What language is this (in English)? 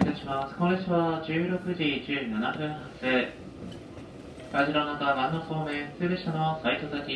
Japanese